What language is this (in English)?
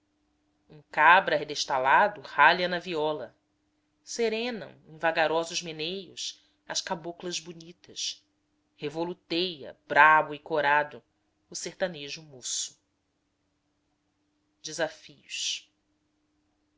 Portuguese